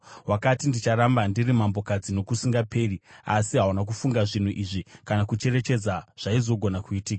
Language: Shona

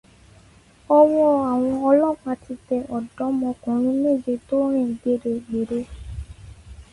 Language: Yoruba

